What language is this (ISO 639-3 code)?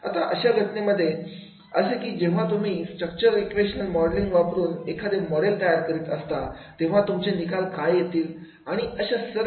mar